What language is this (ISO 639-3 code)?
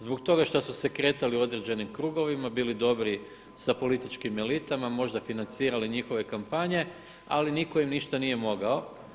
hrv